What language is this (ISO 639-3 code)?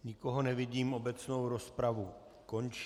ces